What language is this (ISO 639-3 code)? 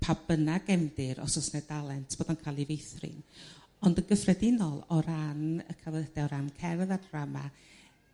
cym